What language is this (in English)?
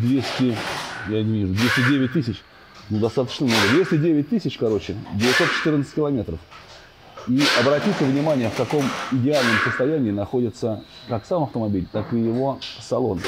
Russian